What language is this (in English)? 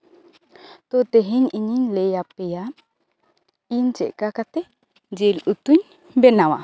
Santali